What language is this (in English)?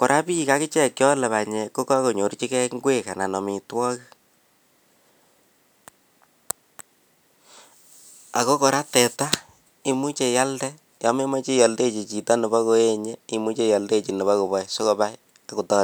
Kalenjin